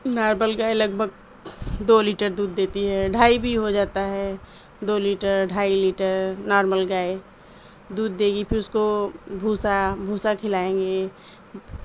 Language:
Urdu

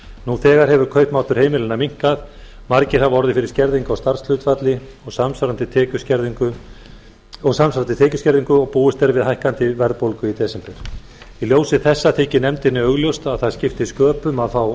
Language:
Icelandic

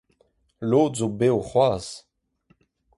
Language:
Breton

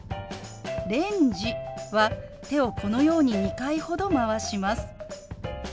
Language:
Japanese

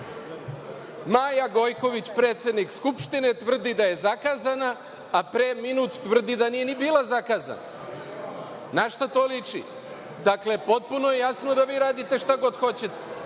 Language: Serbian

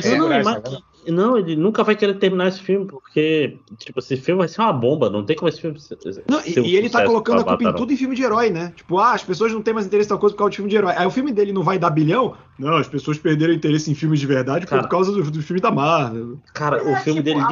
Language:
Portuguese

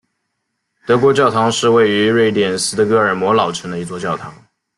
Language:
Chinese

